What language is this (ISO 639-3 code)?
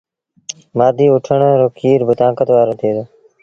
sbn